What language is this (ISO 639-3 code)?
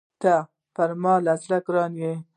pus